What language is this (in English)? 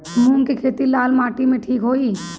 Bhojpuri